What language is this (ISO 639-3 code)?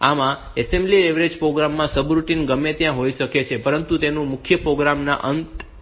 guj